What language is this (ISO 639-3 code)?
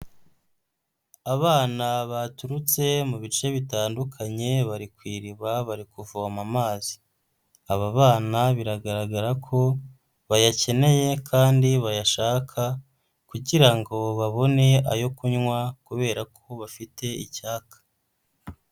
kin